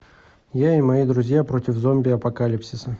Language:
Russian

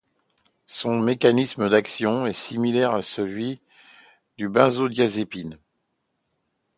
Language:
French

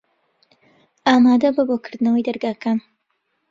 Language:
Central Kurdish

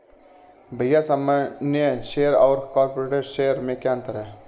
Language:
Hindi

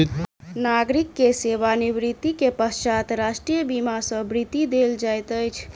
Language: Maithili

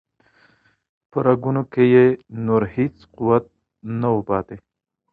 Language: Pashto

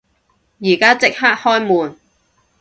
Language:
Cantonese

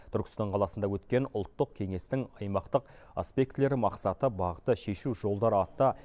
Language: Kazakh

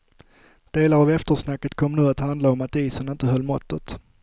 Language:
Swedish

